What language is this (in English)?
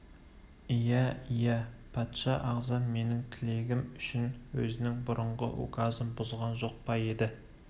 Kazakh